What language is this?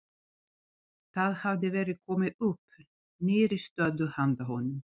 Icelandic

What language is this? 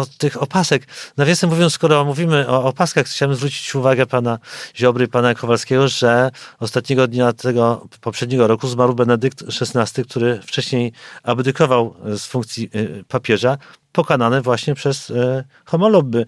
Polish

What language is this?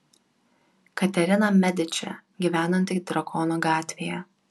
Lithuanian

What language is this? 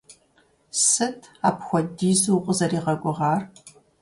Kabardian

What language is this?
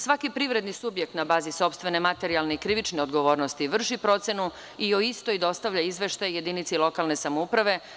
Serbian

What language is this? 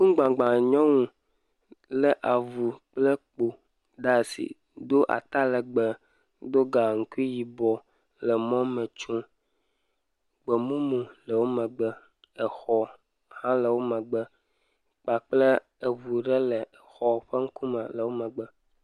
Ewe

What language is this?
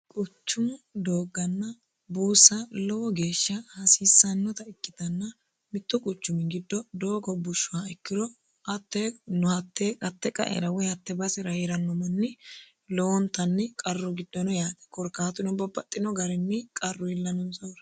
Sidamo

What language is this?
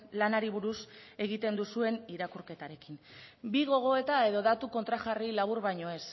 Basque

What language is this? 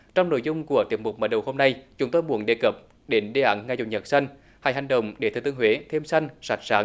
Vietnamese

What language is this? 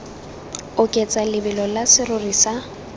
Tswana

